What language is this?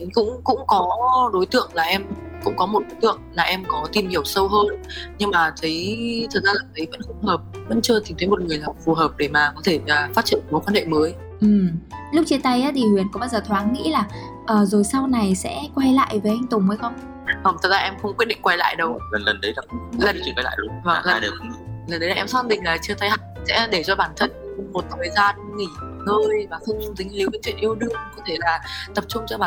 Vietnamese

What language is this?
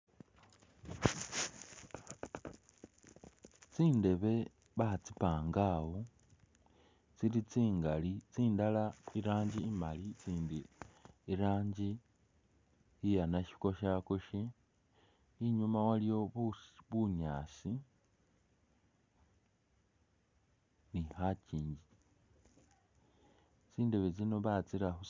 Masaaba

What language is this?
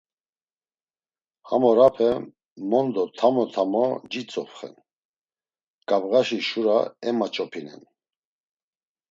Laz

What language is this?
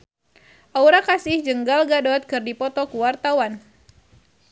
Sundanese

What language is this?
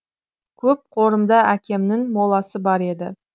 Kazakh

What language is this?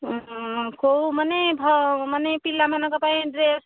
Odia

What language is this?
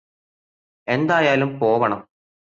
Malayalam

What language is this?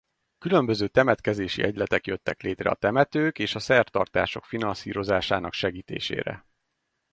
Hungarian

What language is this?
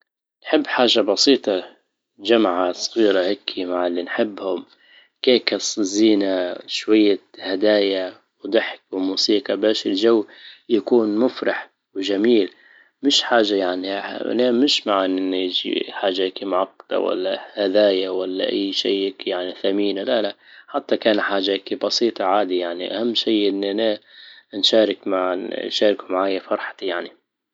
Libyan Arabic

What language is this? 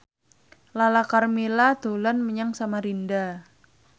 Javanese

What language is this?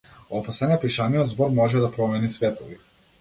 Macedonian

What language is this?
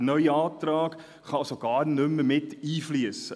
Swiss German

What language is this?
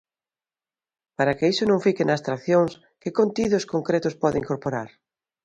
Galician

